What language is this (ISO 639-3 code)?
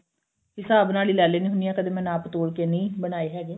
pan